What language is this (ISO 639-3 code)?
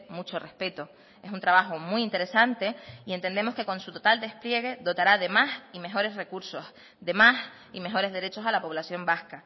spa